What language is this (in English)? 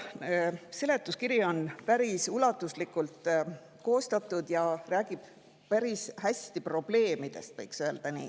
Estonian